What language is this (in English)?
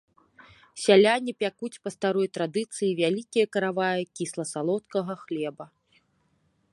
Belarusian